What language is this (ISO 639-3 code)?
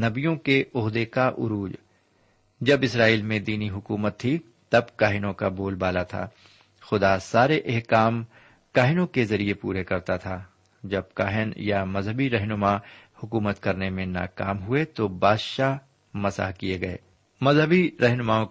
urd